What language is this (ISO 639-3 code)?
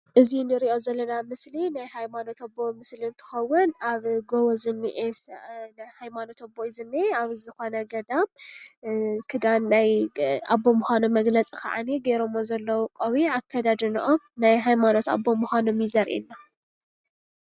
tir